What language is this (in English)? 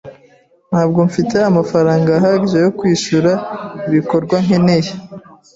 Kinyarwanda